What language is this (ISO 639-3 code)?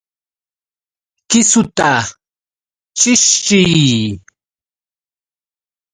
qux